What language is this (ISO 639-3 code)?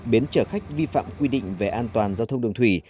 vie